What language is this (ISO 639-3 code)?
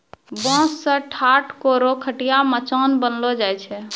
mai